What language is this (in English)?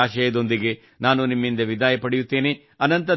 Kannada